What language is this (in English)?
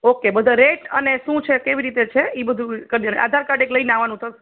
Gujarati